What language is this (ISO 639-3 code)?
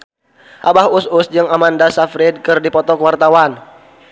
sun